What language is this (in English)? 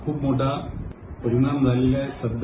Marathi